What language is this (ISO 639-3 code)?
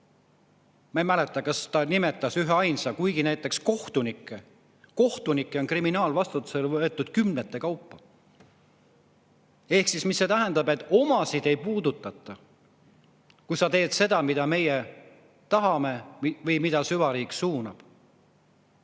est